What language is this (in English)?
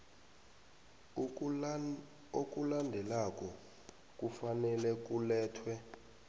South Ndebele